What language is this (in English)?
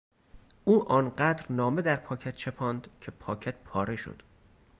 Persian